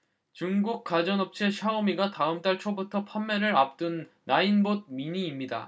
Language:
Korean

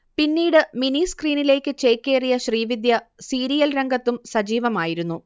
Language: Malayalam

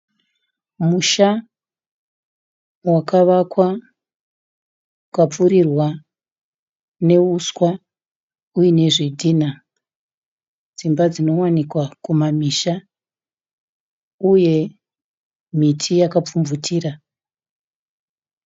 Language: Shona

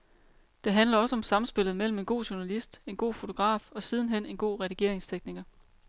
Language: Danish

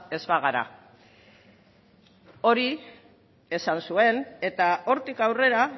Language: Basque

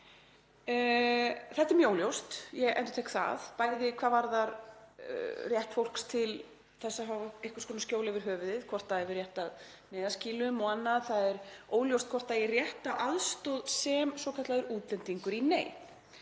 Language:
Icelandic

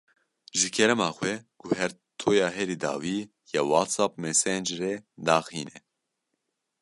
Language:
Kurdish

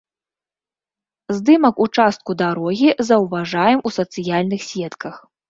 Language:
Belarusian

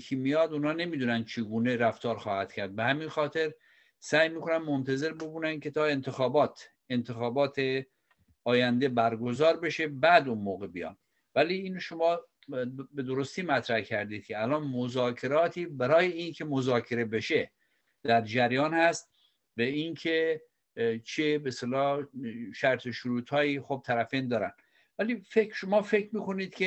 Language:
Persian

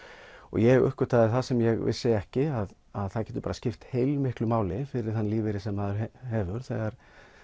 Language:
Icelandic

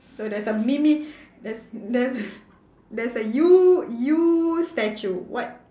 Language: English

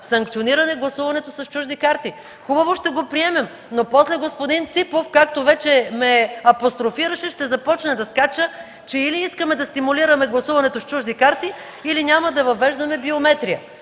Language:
Bulgarian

